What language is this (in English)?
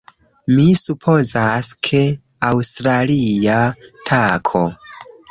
Esperanto